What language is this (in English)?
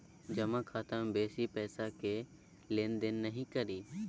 Maithili